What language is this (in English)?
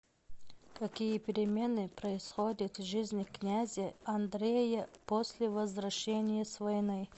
Russian